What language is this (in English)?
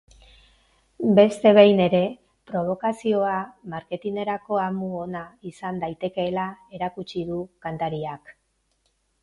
Basque